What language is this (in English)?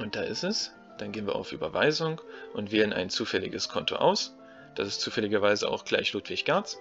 German